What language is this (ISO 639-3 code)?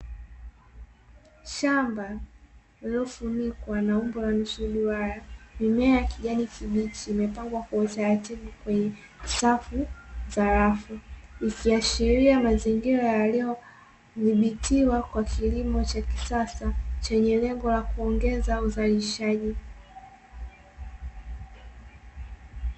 swa